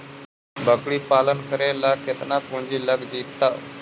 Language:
Magahi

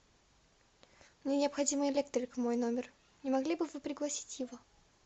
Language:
Russian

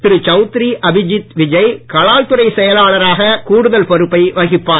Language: Tamil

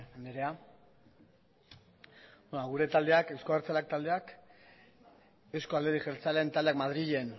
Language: Basque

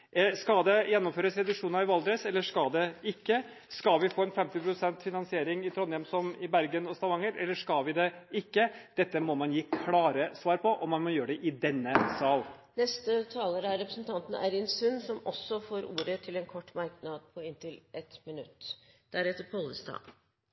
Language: Norwegian Bokmål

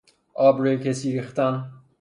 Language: Persian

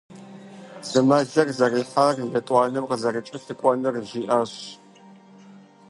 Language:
Kabardian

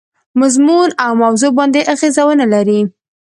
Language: Pashto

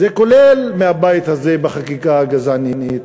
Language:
Hebrew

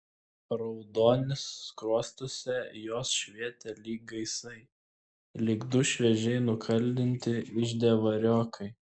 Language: Lithuanian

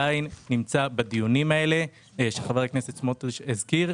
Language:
Hebrew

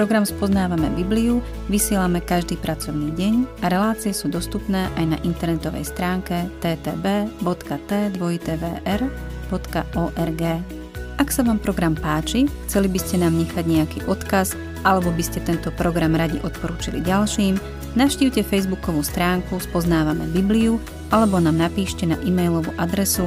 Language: Slovak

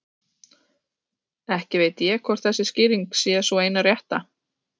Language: Icelandic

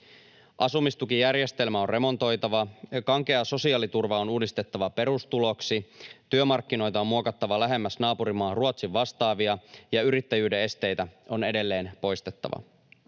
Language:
Finnish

